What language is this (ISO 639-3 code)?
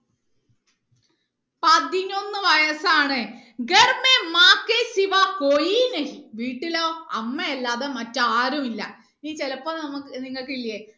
mal